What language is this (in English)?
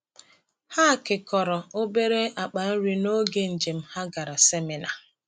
Igbo